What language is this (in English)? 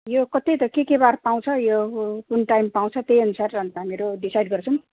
Nepali